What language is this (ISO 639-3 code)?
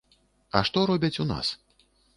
bel